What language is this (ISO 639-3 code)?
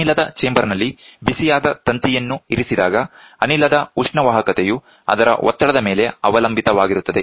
kan